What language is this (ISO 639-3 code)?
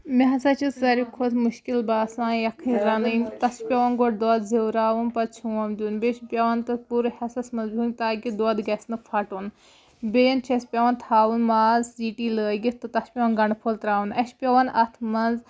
kas